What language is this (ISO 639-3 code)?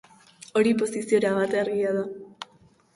eus